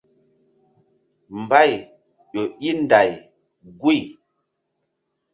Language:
Mbum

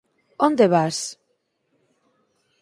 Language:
Galician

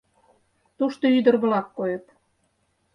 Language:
Mari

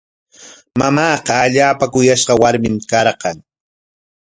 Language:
Corongo Ancash Quechua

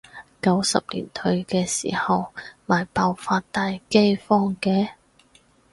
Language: Cantonese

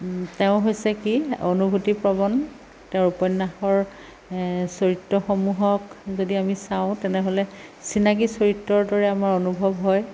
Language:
Assamese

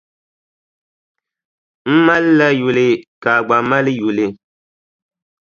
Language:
Dagbani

